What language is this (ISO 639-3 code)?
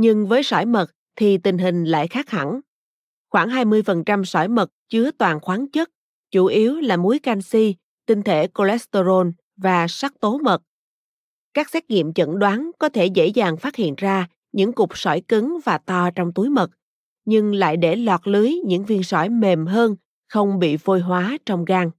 vie